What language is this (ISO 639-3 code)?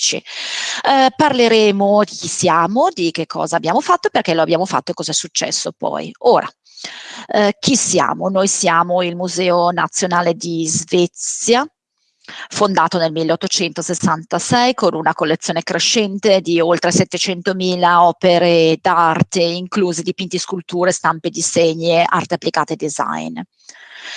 ita